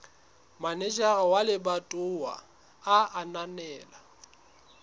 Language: Southern Sotho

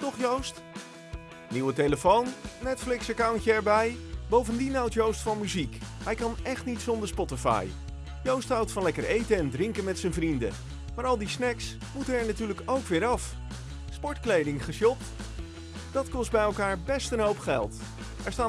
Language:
Dutch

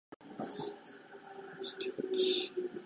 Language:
Japanese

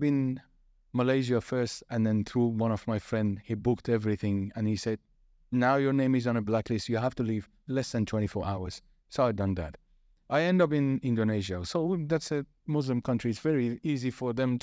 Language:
English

